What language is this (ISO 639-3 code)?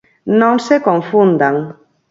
glg